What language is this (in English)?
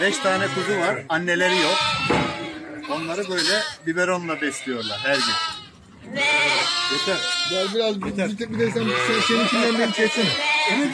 Turkish